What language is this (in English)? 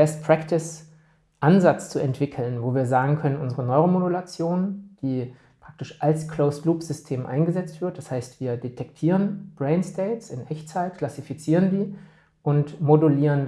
German